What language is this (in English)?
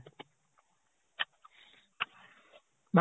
Assamese